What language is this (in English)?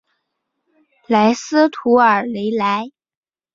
Chinese